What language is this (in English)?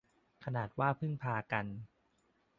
Thai